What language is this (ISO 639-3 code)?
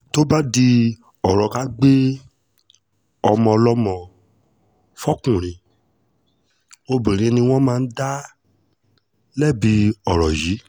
yor